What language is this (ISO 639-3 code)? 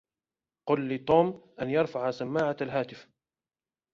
ara